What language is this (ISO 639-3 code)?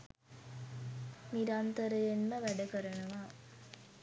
sin